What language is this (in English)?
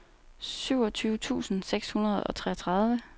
Danish